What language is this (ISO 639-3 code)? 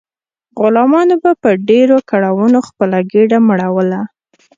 pus